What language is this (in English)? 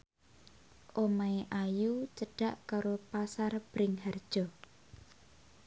Javanese